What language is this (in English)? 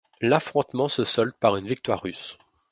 French